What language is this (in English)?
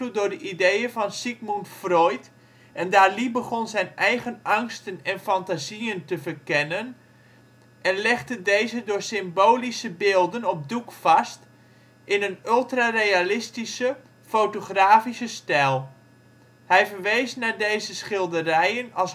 Dutch